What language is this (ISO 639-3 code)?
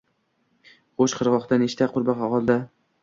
uzb